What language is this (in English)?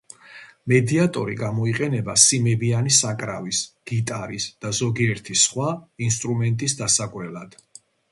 Georgian